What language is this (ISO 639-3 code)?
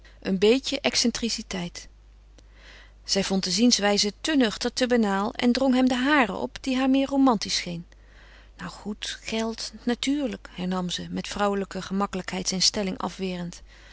nld